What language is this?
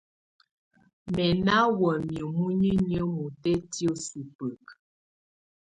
Tunen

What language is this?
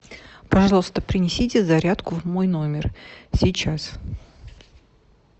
Russian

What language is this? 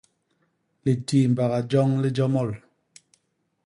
Basaa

